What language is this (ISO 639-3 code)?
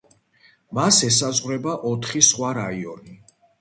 kat